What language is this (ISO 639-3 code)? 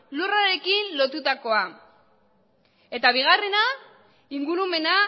eus